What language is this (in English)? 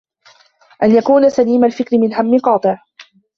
Arabic